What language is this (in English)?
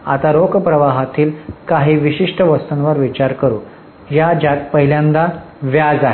Marathi